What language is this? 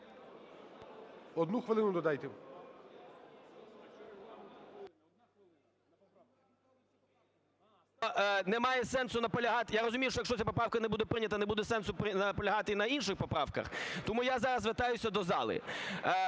Ukrainian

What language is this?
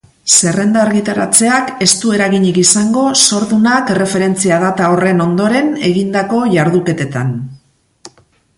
Basque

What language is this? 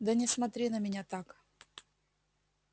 Russian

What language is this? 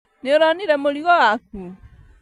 Kikuyu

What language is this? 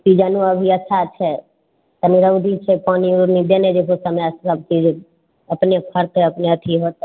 Maithili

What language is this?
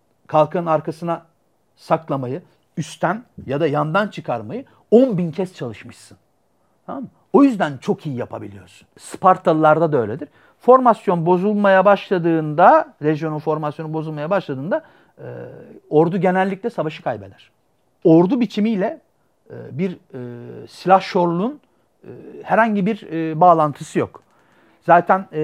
Turkish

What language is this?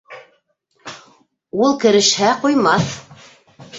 Bashkir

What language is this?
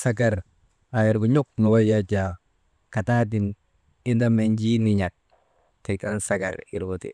Maba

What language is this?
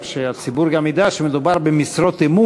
Hebrew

